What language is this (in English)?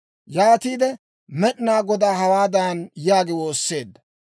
Dawro